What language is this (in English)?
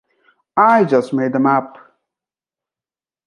English